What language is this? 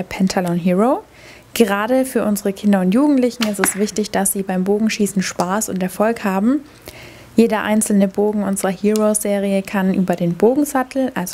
German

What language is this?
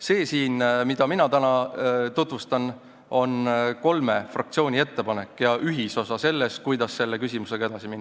Estonian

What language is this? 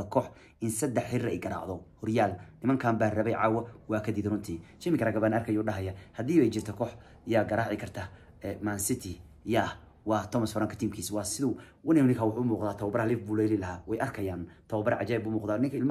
Arabic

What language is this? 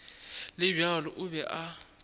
Northern Sotho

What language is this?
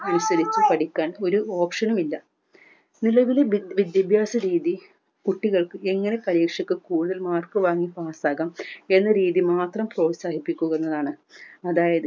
Malayalam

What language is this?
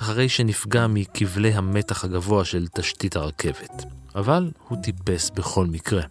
Hebrew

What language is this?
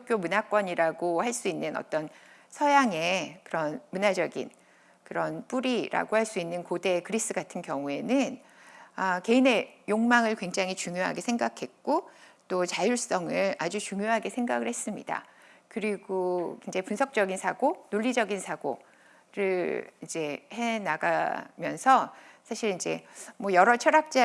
Korean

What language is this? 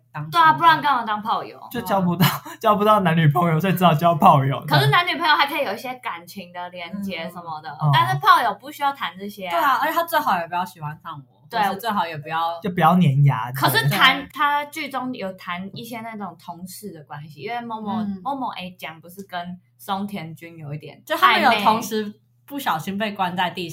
Chinese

